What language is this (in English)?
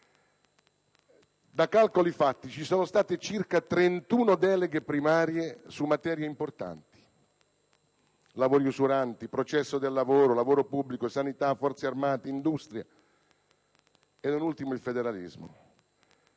Italian